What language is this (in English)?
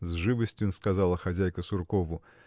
Russian